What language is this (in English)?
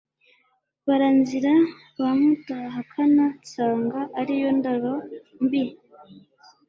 Kinyarwanda